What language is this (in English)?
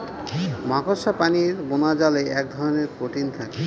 Bangla